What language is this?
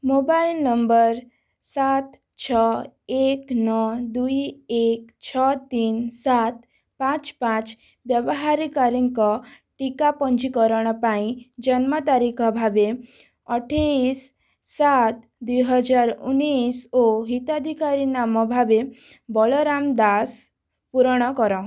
Odia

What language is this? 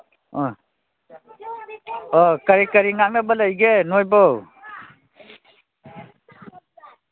Manipuri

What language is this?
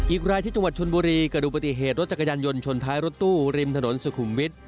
Thai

